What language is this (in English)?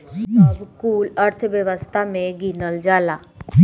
Bhojpuri